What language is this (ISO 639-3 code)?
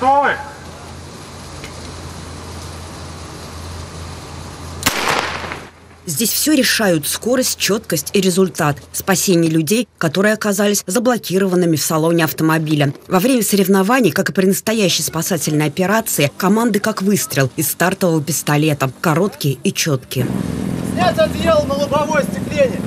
rus